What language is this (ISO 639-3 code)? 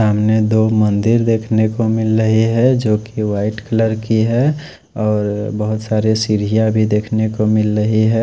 hin